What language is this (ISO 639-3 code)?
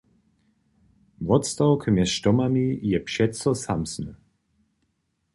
hsb